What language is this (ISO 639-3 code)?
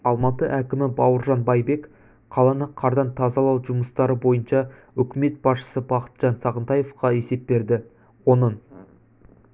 kaz